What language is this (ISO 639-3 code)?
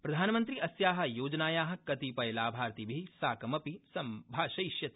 san